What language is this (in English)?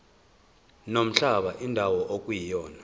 Zulu